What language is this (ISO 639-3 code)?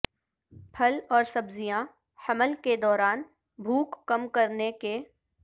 urd